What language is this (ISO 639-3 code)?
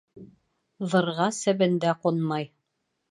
bak